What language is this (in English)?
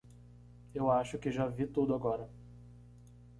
Portuguese